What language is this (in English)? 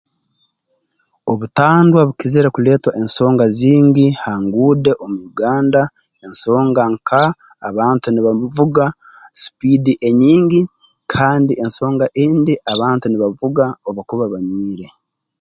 Tooro